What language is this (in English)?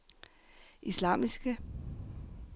Danish